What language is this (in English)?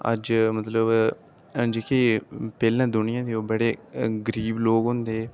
Dogri